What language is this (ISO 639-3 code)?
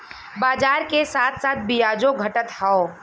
bho